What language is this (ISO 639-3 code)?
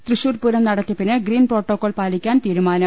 mal